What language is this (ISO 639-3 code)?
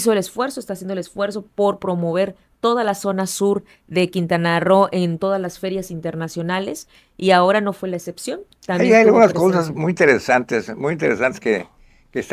spa